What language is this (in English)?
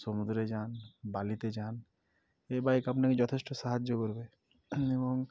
Bangla